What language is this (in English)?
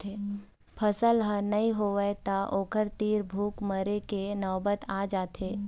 Chhattisgarhi